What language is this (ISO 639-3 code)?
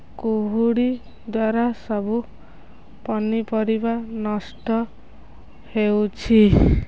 ori